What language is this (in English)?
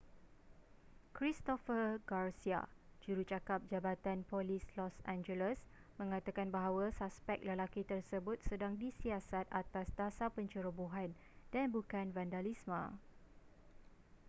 Malay